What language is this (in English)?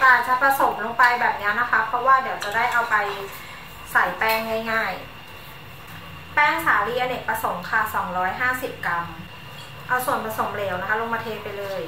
Thai